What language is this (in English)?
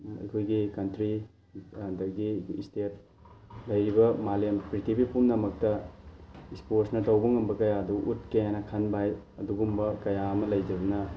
Manipuri